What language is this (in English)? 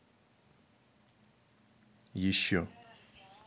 Russian